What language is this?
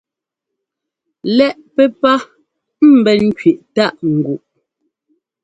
Ngomba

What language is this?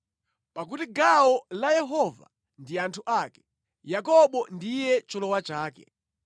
Nyanja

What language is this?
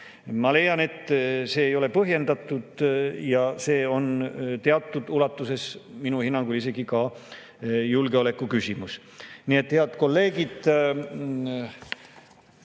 Estonian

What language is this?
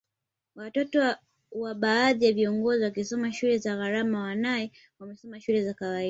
Swahili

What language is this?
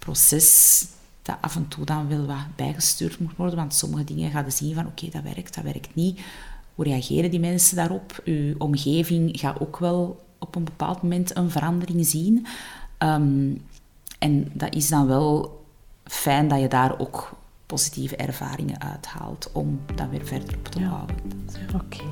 Dutch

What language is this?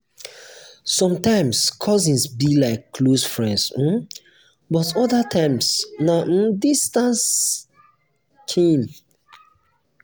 Nigerian Pidgin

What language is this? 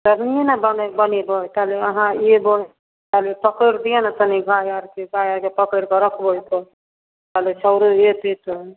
Maithili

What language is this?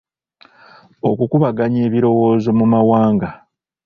Ganda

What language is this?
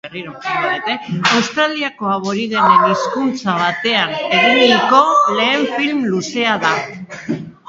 Basque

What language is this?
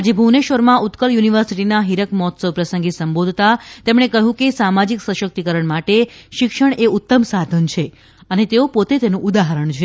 Gujarati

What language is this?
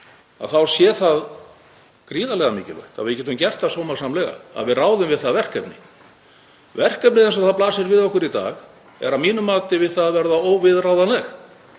Icelandic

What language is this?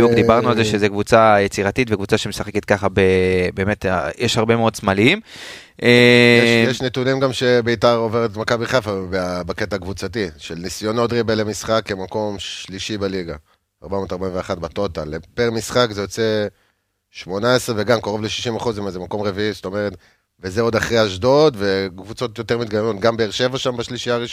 Hebrew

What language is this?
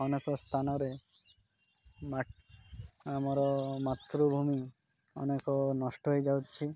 Odia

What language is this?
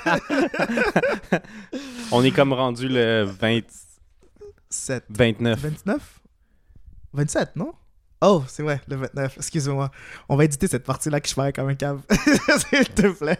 French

